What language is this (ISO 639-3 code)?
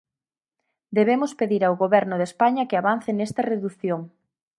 glg